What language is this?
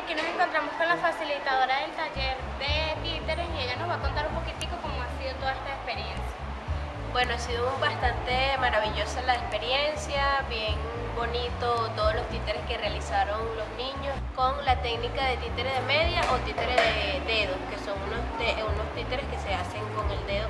Spanish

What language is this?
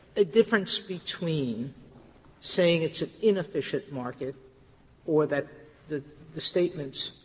English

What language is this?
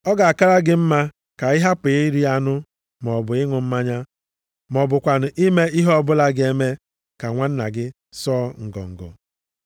Igbo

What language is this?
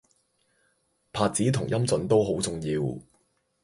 Cantonese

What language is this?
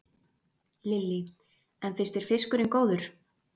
Icelandic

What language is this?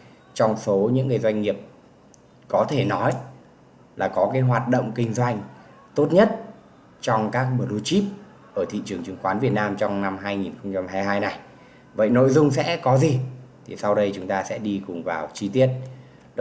Vietnamese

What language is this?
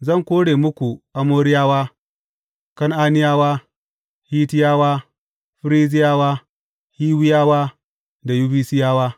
Hausa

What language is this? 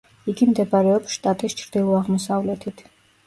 Georgian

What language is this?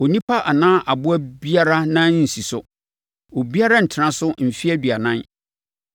Akan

